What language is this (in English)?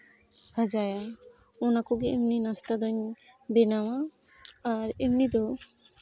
Santali